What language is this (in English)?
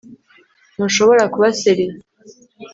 Kinyarwanda